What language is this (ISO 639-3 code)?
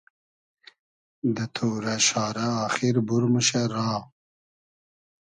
haz